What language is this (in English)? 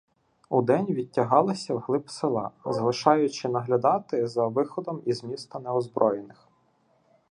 Ukrainian